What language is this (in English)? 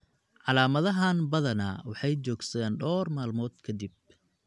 Somali